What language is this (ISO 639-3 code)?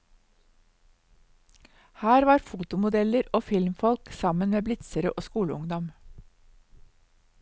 nor